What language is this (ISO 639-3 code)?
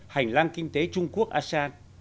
vie